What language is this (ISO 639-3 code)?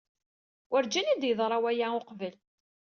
kab